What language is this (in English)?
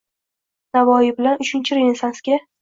Uzbek